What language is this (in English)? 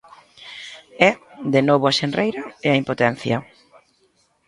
Galician